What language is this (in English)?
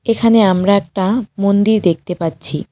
Bangla